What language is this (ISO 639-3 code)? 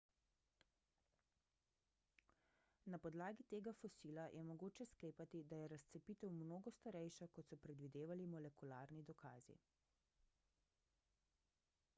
slv